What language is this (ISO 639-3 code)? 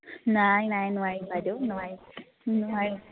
asm